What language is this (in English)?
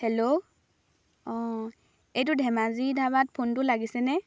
Assamese